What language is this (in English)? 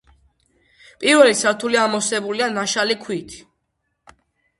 Georgian